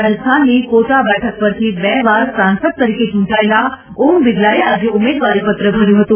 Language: Gujarati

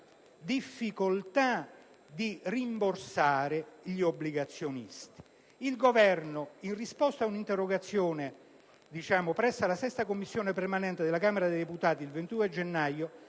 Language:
Italian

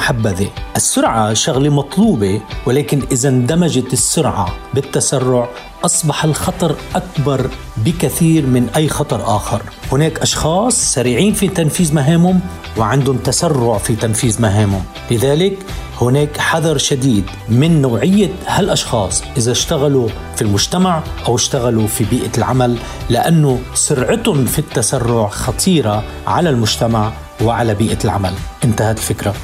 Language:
Arabic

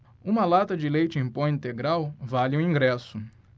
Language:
Portuguese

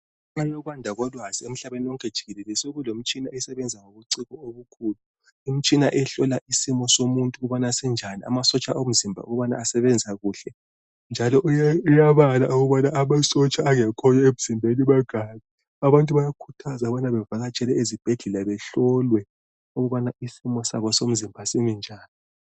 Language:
North Ndebele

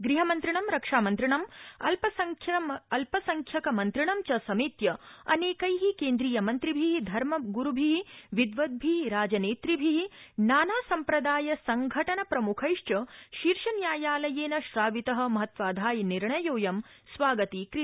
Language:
Sanskrit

